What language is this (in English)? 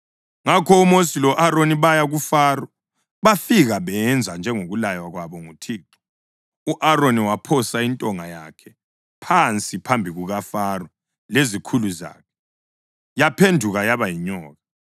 North Ndebele